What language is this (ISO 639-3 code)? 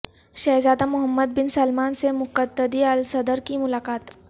urd